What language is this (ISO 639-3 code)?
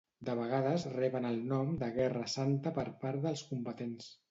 cat